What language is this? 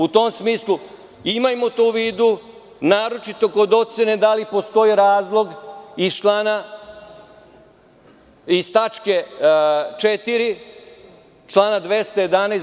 Serbian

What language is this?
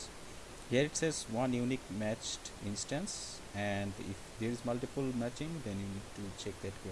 English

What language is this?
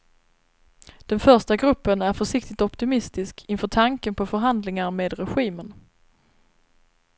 Swedish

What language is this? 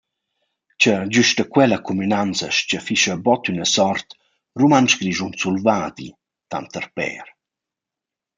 Romansh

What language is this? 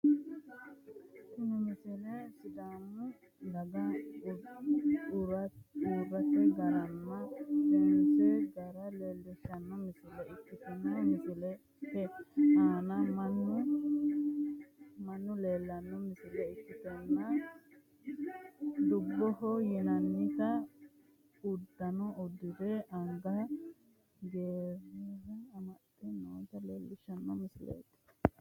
Sidamo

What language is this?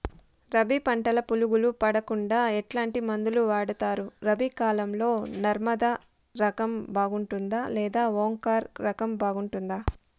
Telugu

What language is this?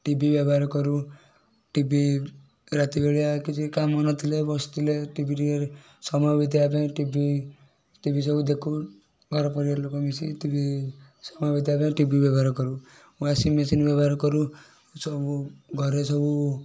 Odia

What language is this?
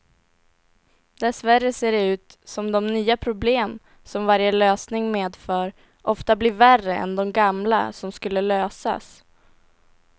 Swedish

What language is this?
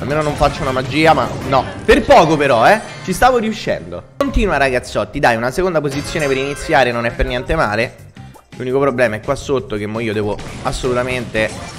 Italian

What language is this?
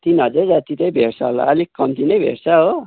Nepali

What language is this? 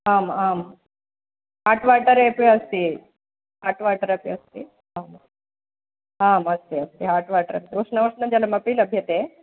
Sanskrit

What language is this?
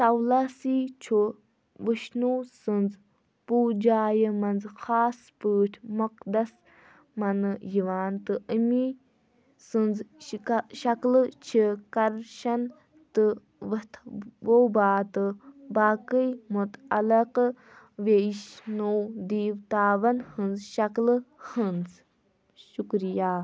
Kashmiri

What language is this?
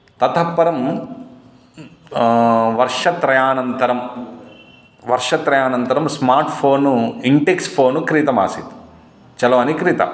Sanskrit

